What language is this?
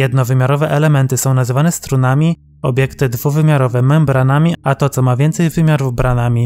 Polish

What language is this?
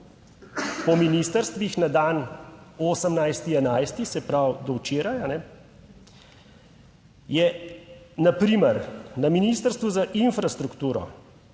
Slovenian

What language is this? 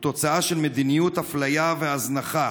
Hebrew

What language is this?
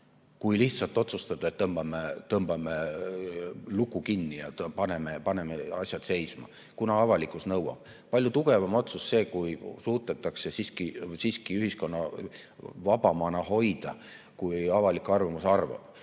Estonian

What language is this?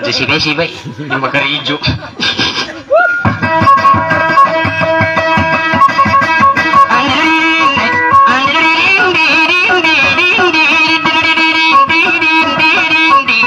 Indonesian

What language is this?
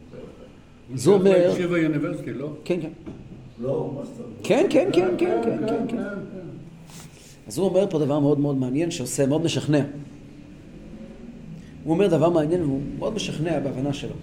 Hebrew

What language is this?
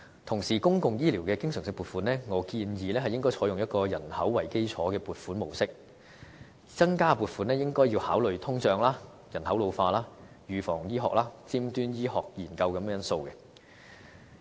Cantonese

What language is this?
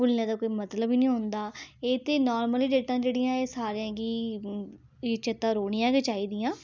Dogri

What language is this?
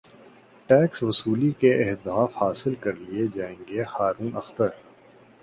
Urdu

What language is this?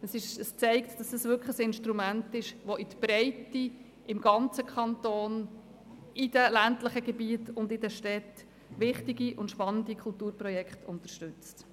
Swiss German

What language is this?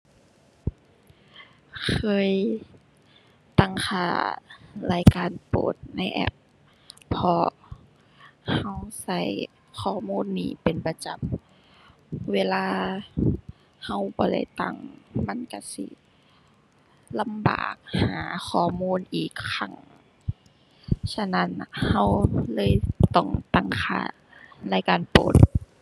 Thai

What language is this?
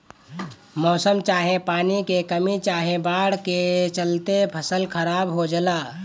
Bhojpuri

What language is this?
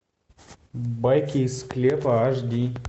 Russian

